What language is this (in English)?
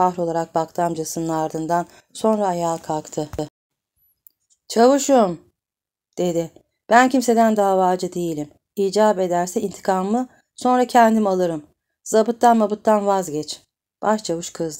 Turkish